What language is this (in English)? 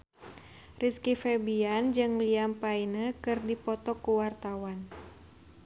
Sundanese